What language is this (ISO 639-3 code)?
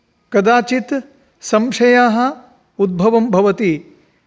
san